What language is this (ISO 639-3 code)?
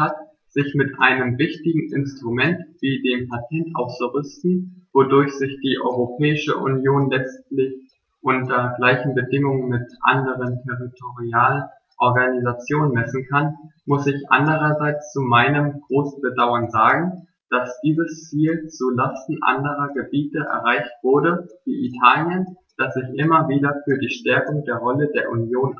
deu